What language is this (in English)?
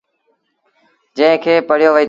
Sindhi Bhil